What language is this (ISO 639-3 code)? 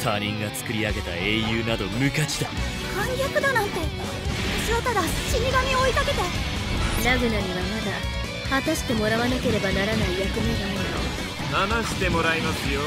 jpn